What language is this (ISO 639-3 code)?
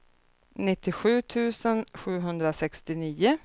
swe